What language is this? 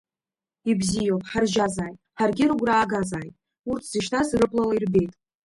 Abkhazian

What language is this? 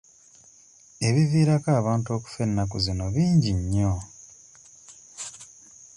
Ganda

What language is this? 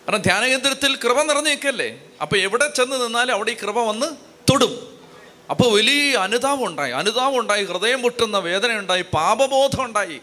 Malayalam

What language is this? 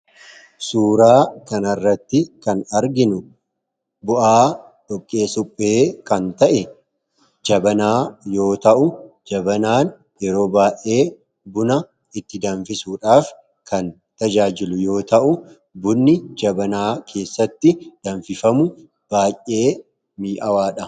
Oromo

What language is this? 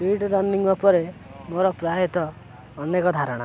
Odia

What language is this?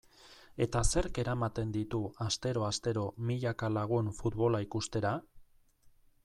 Basque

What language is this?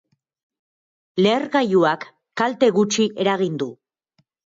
Basque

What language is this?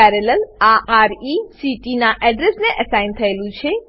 Gujarati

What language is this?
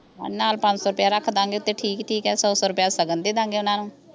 Punjabi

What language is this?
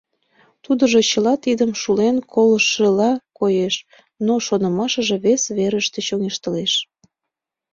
Mari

